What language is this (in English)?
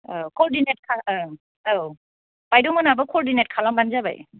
Bodo